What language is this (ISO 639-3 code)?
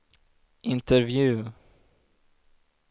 swe